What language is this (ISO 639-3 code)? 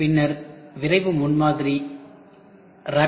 tam